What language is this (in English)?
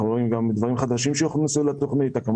Hebrew